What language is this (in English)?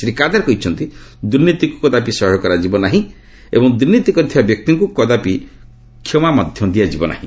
Odia